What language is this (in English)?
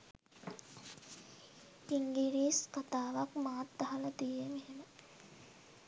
Sinhala